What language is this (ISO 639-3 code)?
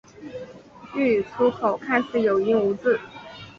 zho